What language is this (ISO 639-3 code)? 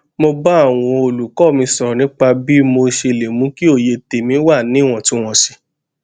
yor